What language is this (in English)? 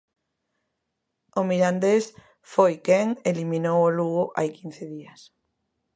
Galician